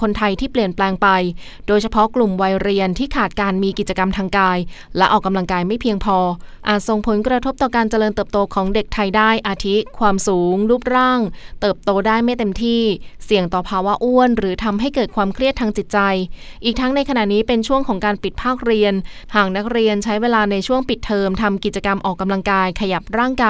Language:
Thai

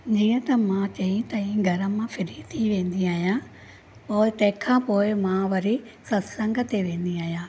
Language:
Sindhi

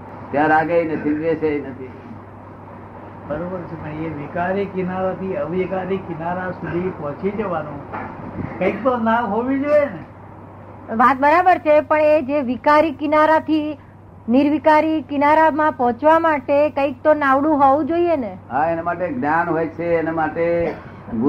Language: Gujarati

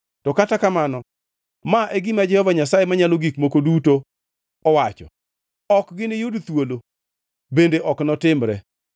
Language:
Luo (Kenya and Tanzania)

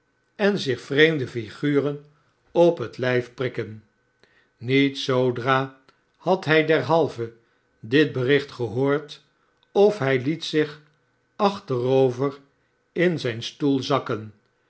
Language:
Dutch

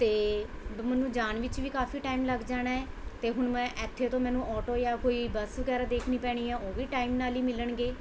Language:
Punjabi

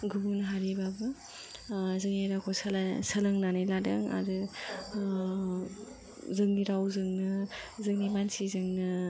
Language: Bodo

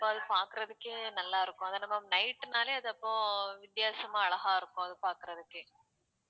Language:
Tamil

